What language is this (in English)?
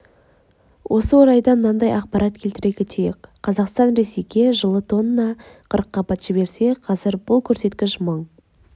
Kazakh